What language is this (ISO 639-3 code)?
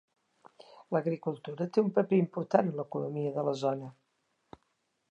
cat